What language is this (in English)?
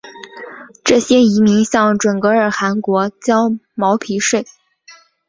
Chinese